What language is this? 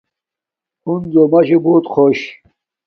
Domaaki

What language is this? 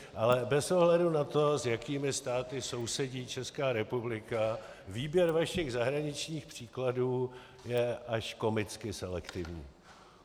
Czech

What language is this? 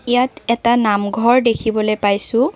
Assamese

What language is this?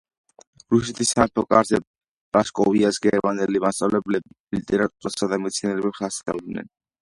Georgian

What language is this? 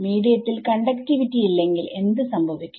Malayalam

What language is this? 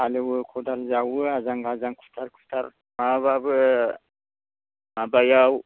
Bodo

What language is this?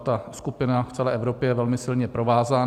Czech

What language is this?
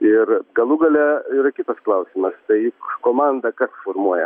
Lithuanian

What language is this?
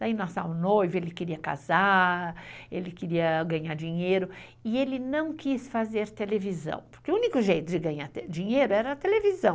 Portuguese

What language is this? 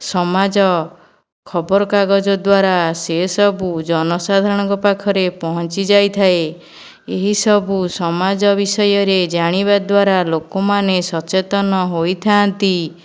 Odia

